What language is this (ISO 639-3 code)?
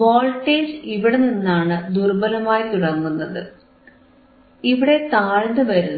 mal